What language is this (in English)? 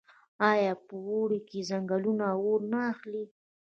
Pashto